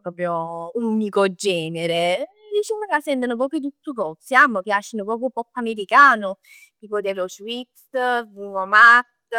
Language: Neapolitan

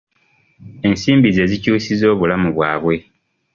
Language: Ganda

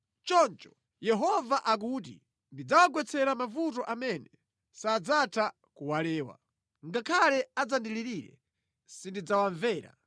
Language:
Nyanja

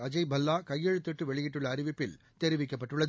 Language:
Tamil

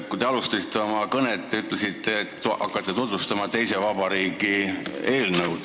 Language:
Estonian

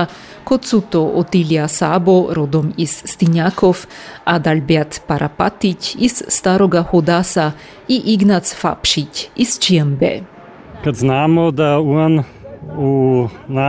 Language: Croatian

